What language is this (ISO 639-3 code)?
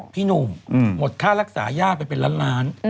tha